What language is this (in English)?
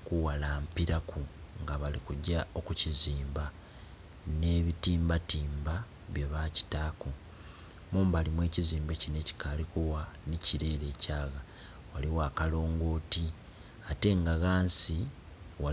Soga